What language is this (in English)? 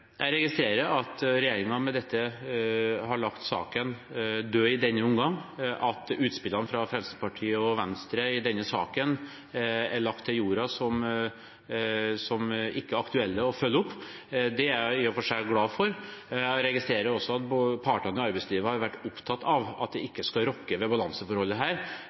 Norwegian Bokmål